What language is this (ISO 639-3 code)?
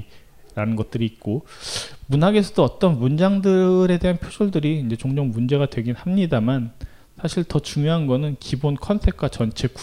kor